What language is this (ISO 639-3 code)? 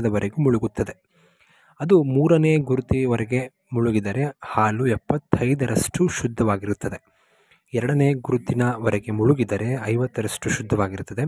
kan